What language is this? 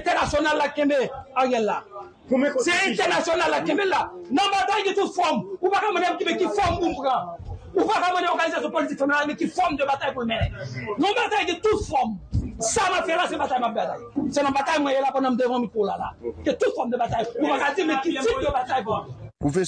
French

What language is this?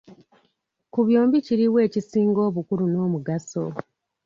Ganda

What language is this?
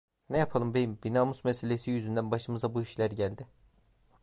Turkish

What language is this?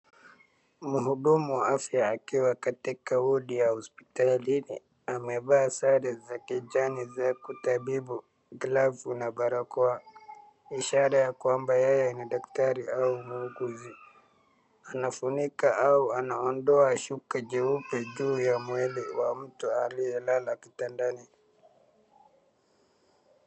Swahili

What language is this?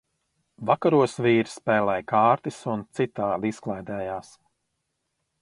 Latvian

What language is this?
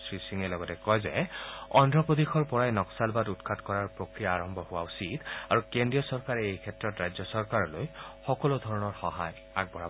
Assamese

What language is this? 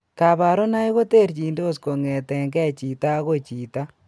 Kalenjin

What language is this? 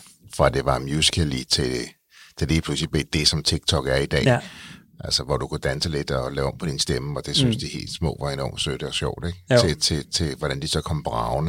Danish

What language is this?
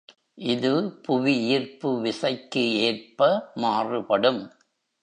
Tamil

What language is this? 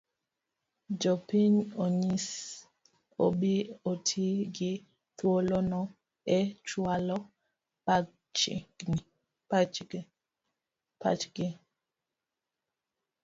Luo (Kenya and Tanzania)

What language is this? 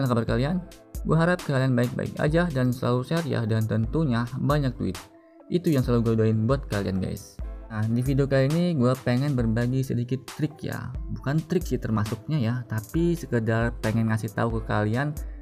Indonesian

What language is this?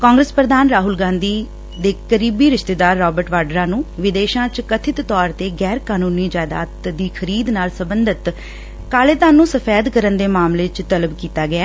Punjabi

